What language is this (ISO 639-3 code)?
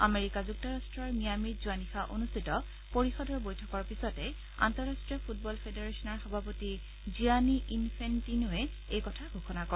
asm